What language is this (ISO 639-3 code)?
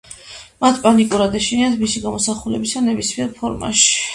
kat